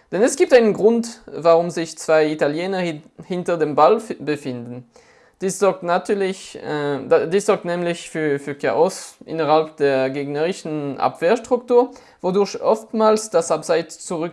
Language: German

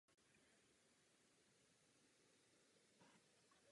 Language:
Czech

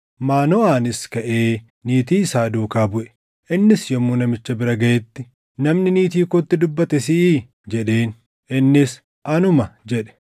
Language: Oromo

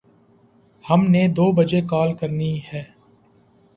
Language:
Urdu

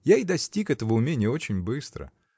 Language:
Russian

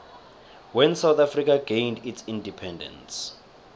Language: South Ndebele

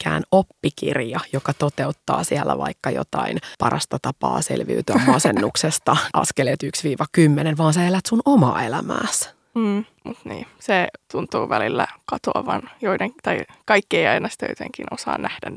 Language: Finnish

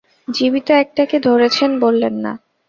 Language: Bangla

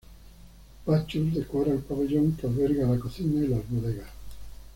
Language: Spanish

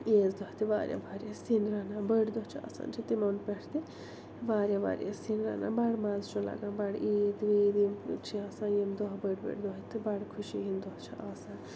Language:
Kashmiri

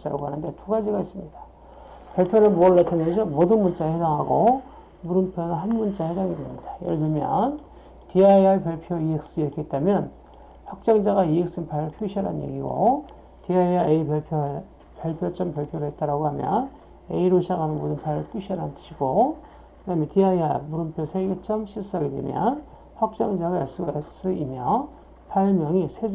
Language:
Korean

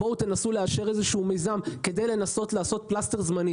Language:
Hebrew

